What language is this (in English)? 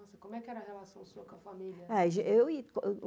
Portuguese